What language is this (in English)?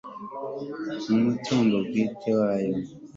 Kinyarwanda